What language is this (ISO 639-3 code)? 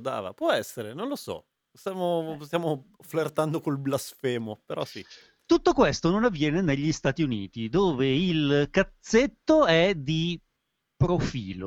ita